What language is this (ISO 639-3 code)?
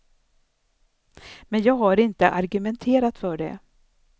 swe